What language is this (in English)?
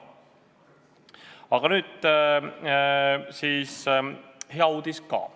Estonian